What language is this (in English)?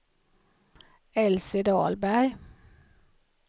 Swedish